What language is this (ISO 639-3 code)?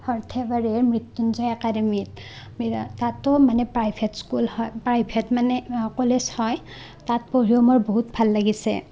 asm